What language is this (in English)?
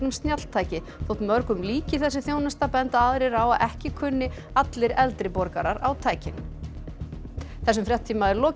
Icelandic